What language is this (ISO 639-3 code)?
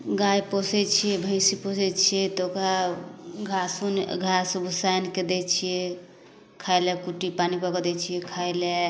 mai